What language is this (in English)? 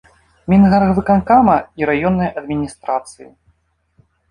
Belarusian